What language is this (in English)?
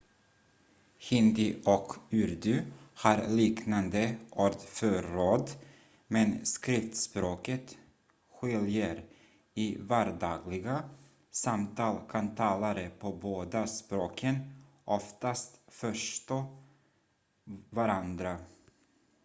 Swedish